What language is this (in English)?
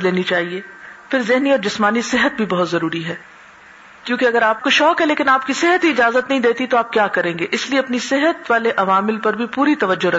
Urdu